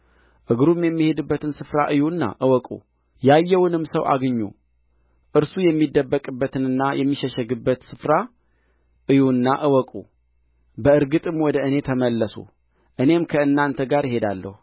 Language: Amharic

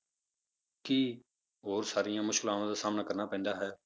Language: Punjabi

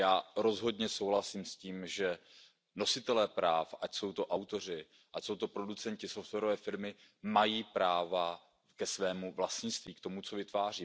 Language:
Czech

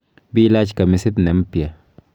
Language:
Kalenjin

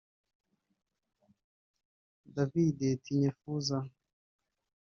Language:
Kinyarwanda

